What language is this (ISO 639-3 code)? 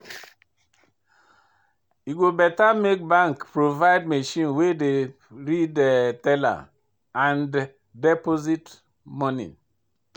pcm